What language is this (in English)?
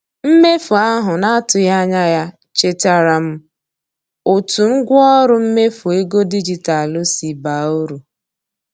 Igbo